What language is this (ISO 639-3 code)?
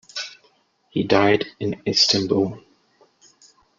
eng